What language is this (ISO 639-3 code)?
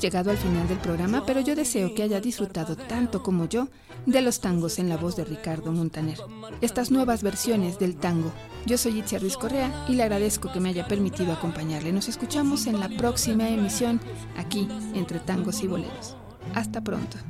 spa